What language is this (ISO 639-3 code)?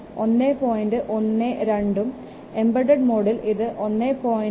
mal